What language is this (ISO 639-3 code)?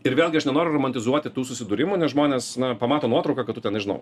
lit